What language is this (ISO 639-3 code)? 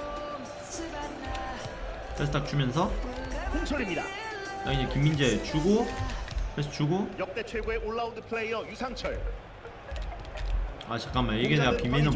kor